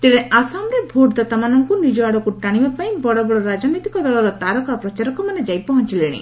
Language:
Odia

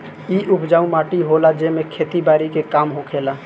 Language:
Bhojpuri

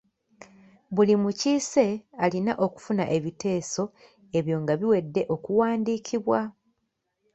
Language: Ganda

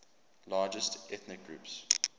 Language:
English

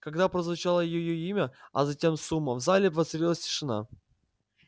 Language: Russian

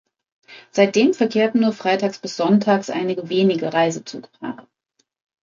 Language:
German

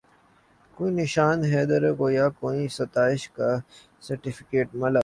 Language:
Urdu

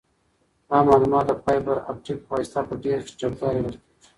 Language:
Pashto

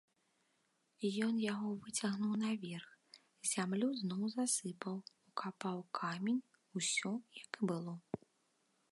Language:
Belarusian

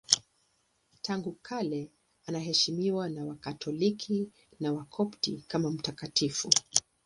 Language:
Swahili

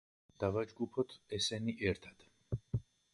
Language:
Georgian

